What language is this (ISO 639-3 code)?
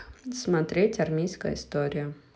rus